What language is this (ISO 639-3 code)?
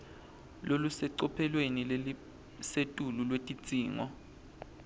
ssw